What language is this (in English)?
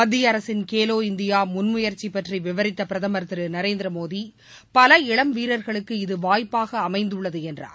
Tamil